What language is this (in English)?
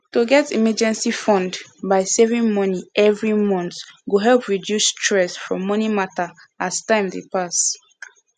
Nigerian Pidgin